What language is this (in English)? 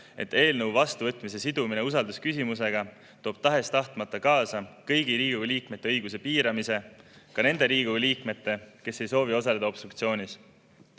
Estonian